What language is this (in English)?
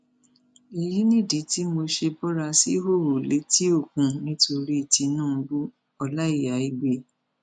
Yoruba